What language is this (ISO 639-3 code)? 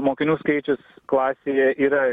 lit